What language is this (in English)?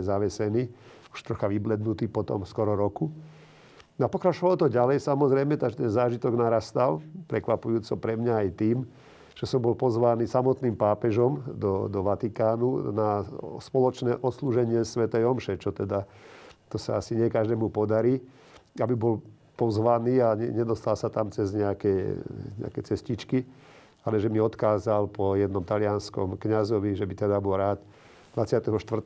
Slovak